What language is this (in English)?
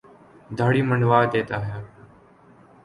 Urdu